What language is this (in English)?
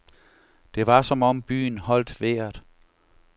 Danish